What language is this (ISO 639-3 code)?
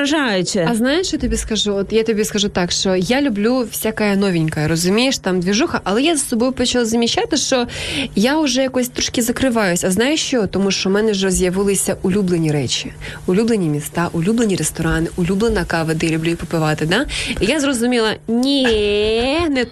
ukr